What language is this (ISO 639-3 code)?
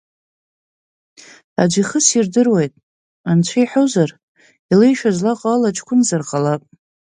abk